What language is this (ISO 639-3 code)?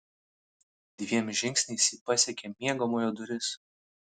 lit